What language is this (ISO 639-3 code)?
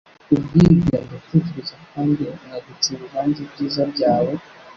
kin